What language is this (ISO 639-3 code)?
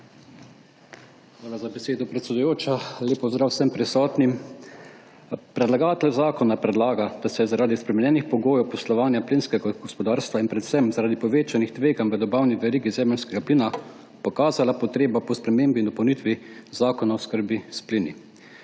slv